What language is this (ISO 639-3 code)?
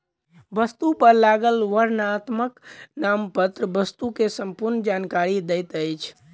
mai